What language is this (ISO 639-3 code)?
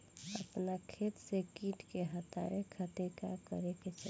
bho